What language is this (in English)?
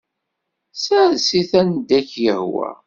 Kabyle